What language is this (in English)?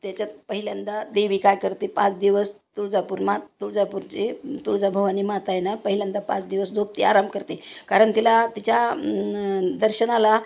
Marathi